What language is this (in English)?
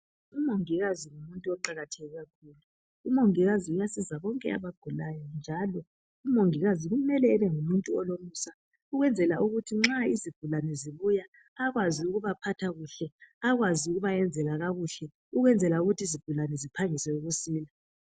North Ndebele